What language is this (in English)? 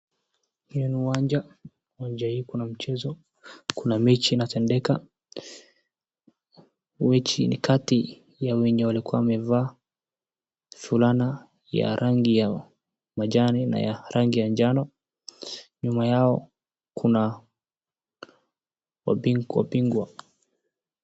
Swahili